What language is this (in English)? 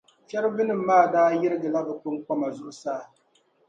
Dagbani